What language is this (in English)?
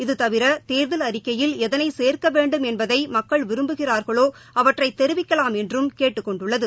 Tamil